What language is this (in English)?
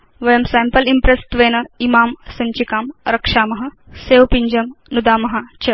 Sanskrit